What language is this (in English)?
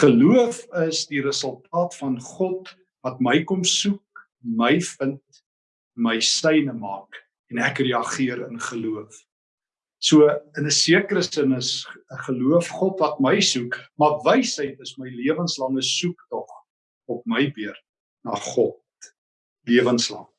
Dutch